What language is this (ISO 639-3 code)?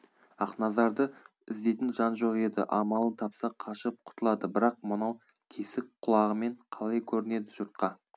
kaz